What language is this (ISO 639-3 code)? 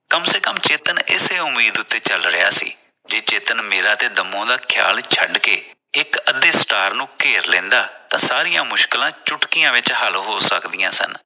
pan